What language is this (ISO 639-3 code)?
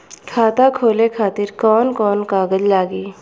bho